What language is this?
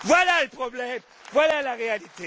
French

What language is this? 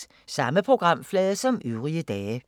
Danish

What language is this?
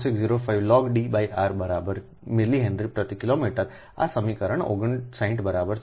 Gujarati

